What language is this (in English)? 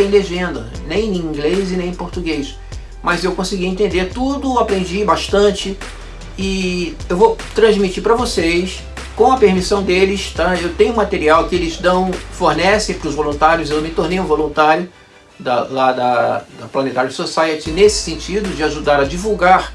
Portuguese